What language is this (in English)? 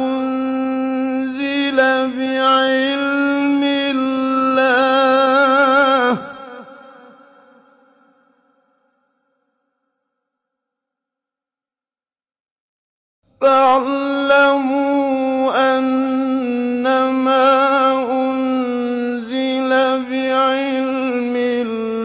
Arabic